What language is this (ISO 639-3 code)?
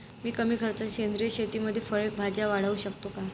mar